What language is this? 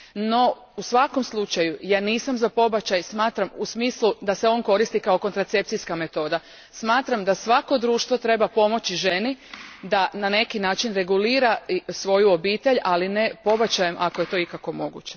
Croatian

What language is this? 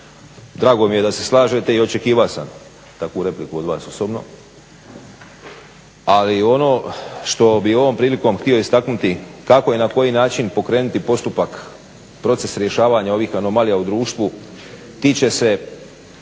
Croatian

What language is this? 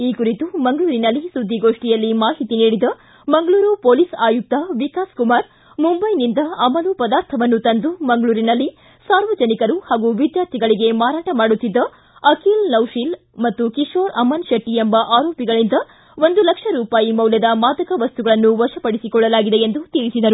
Kannada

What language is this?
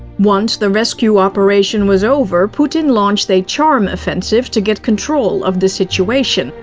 English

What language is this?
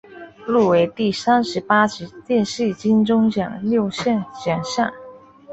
Chinese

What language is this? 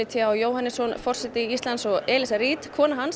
Icelandic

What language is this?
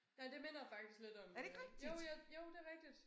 Danish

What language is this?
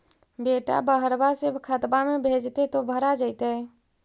Magahi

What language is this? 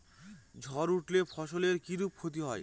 Bangla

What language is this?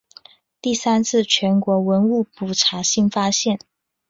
Chinese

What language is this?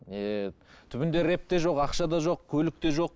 Kazakh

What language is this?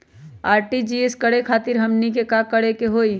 Magahi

